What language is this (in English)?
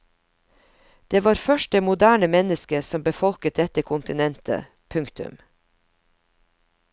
Norwegian